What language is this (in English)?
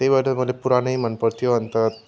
Nepali